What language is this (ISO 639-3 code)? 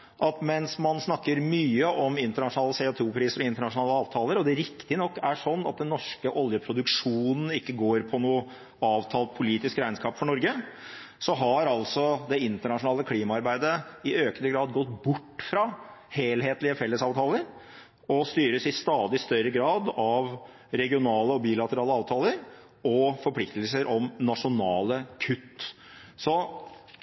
nob